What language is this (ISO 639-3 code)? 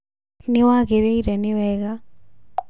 kik